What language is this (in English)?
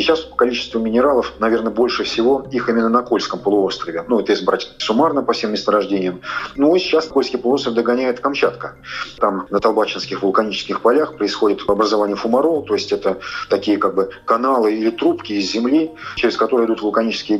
Russian